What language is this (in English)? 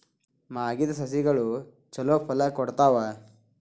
Kannada